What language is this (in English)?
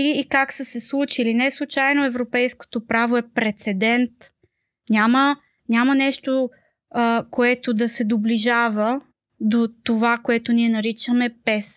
Bulgarian